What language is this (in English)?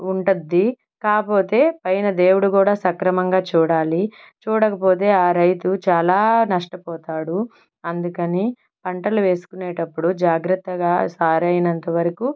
Telugu